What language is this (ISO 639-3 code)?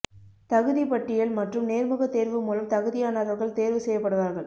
tam